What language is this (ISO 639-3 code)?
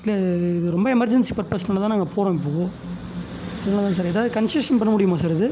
tam